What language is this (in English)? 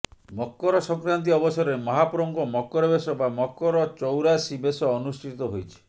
Odia